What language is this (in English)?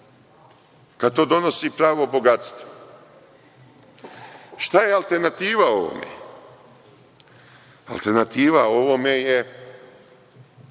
Serbian